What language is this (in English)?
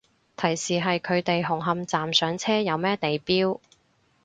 Cantonese